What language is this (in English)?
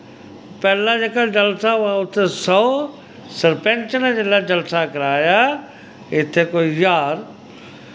Dogri